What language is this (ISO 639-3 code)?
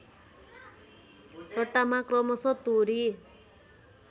nep